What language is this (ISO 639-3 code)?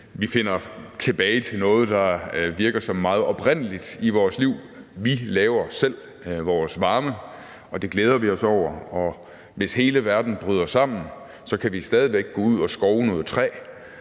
dan